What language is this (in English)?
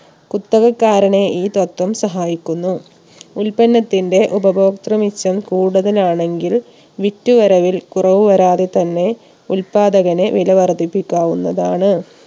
Malayalam